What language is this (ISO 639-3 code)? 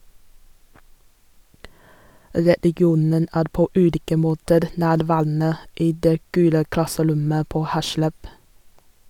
nor